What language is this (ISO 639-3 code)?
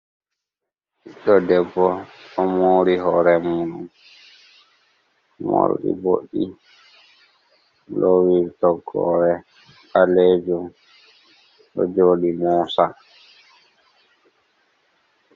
ful